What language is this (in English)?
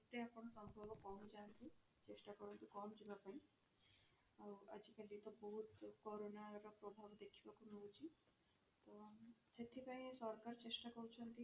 Odia